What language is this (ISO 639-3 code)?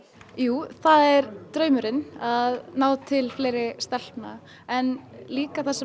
isl